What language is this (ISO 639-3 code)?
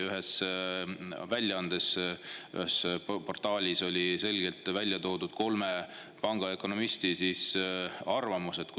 est